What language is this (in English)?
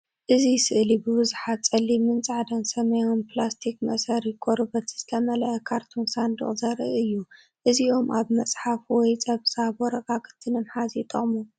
Tigrinya